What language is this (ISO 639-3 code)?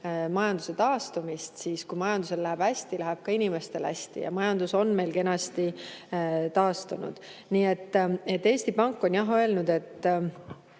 est